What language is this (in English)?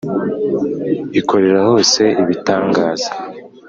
Kinyarwanda